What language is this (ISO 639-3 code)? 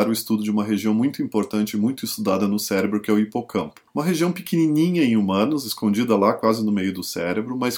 por